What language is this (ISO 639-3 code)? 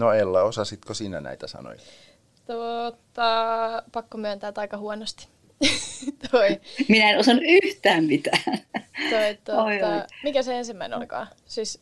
fin